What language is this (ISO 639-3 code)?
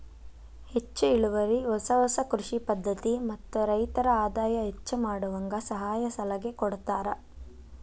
kan